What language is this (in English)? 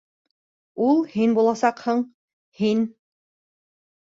Bashkir